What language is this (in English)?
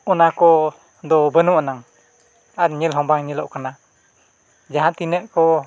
Santali